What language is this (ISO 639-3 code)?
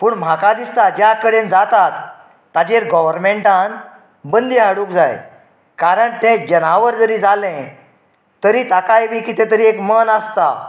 kok